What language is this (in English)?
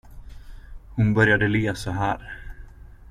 Swedish